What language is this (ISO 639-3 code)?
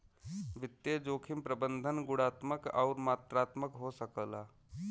bho